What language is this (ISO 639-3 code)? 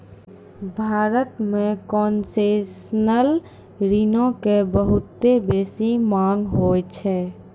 mai